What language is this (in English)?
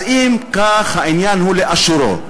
Hebrew